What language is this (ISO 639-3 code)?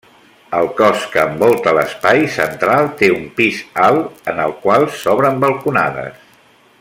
cat